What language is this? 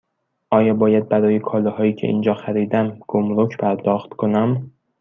Persian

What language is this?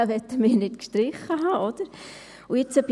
Swiss German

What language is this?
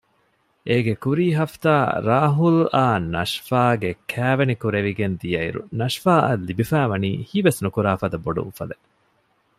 Divehi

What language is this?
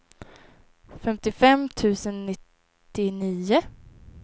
Swedish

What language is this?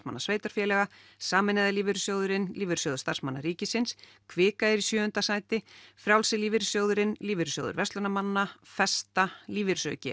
Icelandic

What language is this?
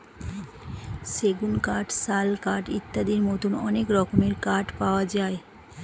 Bangla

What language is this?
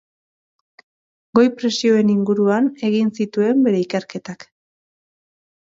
Basque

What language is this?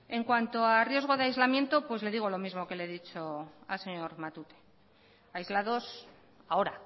Spanish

